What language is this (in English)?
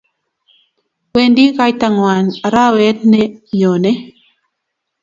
Kalenjin